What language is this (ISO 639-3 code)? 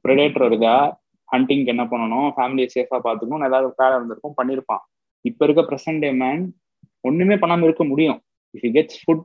tam